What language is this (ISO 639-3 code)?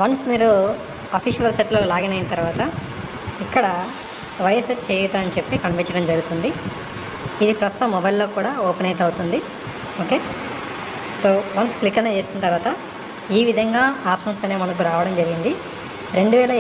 tel